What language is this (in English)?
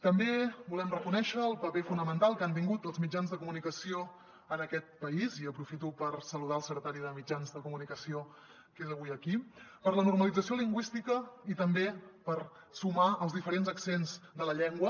Catalan